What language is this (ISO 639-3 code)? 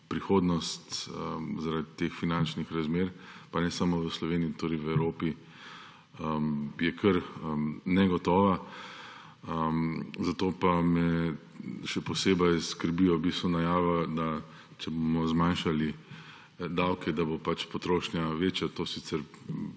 slv